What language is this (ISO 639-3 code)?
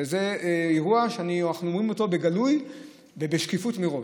heb